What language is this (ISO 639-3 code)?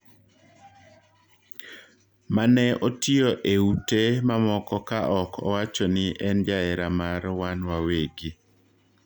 luo